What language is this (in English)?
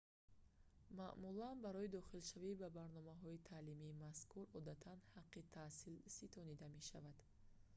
Tajik